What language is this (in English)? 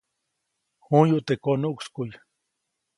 Copainalá Zoque